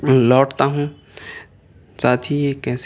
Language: Urdu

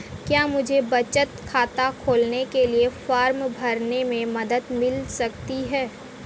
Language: Hindi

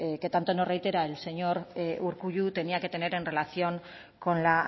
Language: Spanish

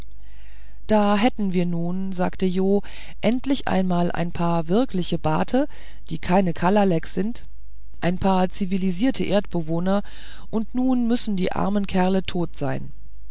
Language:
German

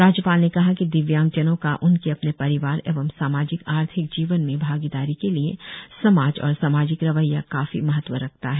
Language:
Hindi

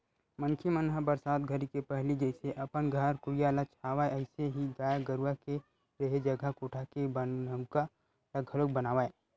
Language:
Chhattisgarhi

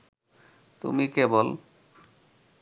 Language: Bangla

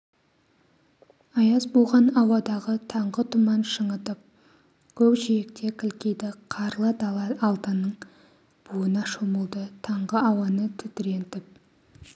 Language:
Kazakh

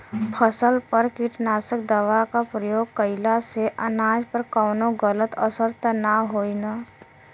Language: Bhojpuri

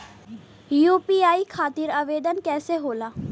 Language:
Bhojpuri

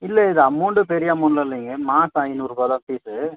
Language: Tamil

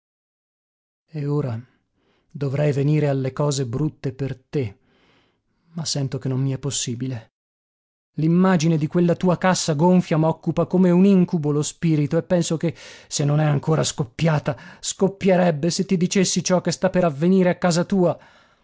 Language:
Italian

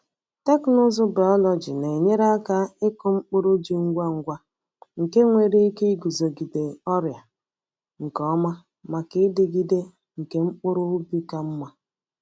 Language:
Igbo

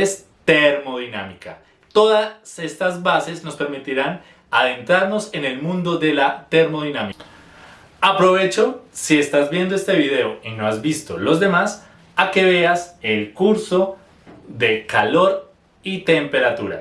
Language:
Spanish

